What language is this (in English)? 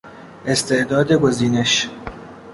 Persian